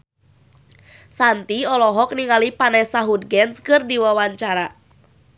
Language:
Sundanese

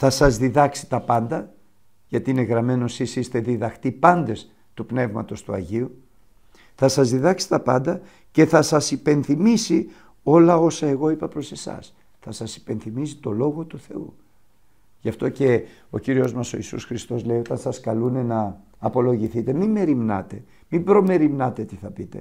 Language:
Greek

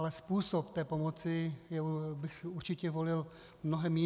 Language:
Czech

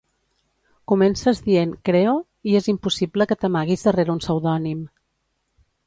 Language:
Catalan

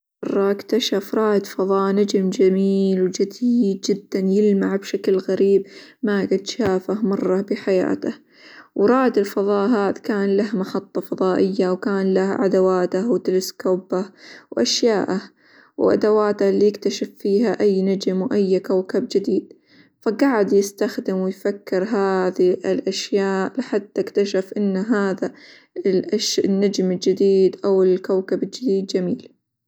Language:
Hijazi Arabic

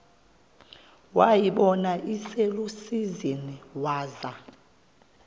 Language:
Xhosa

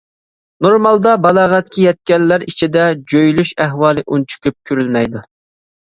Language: Uyghur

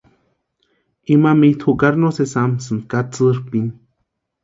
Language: Western Highland Purepecha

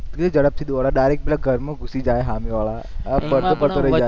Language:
Gujarati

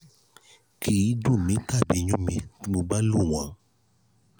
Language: Yoruba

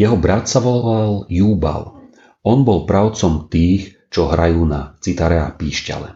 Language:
Slovak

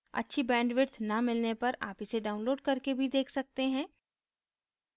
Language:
Hindi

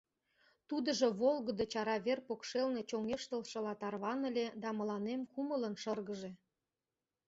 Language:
Mari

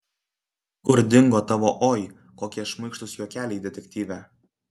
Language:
Lithuanian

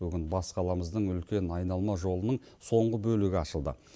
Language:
Kazakh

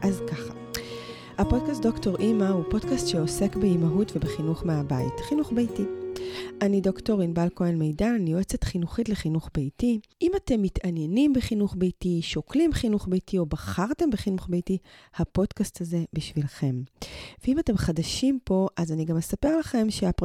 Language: Hebrew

